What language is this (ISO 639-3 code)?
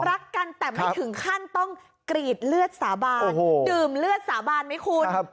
tha